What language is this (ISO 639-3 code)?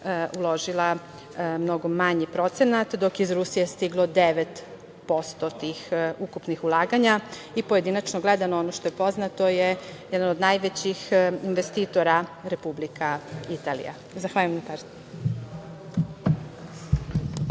srp